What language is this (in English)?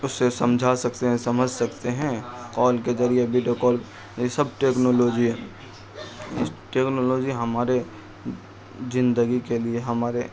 Urdu